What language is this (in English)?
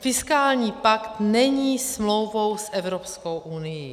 Czech